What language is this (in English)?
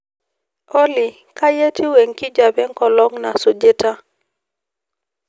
Masai